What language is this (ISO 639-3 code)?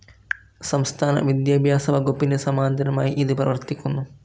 mal